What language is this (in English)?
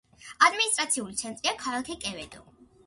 Georgian